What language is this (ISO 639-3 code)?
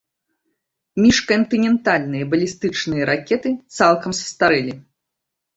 bel